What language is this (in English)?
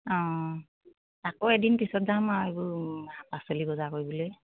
Assamese